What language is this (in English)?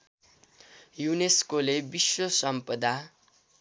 Nepali